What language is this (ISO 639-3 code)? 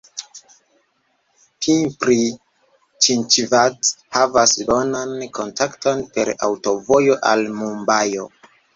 epo